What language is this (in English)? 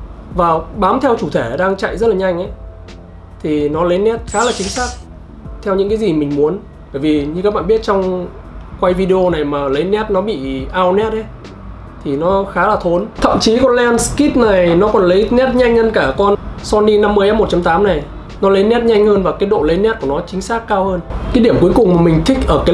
Vietnamese